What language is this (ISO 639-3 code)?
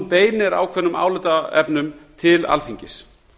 isl